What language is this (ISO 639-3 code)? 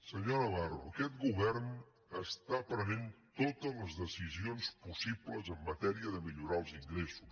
cat